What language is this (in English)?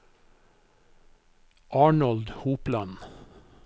Norwegian